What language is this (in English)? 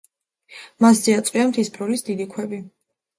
Georgian